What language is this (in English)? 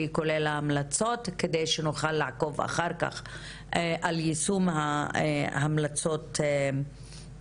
Hebrew